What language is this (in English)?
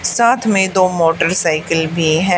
Hindi